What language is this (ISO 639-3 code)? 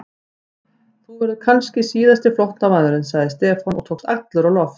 isl